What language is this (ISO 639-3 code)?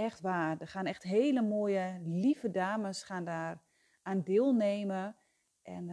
nld